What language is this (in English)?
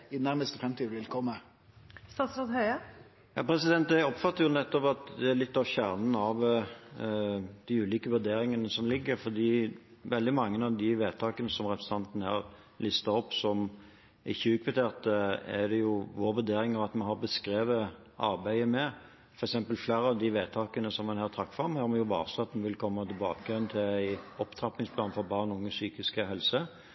Norwegian